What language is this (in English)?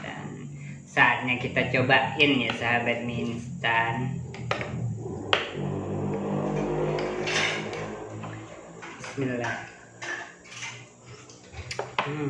Indonesian